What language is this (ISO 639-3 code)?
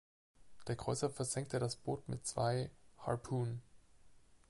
deu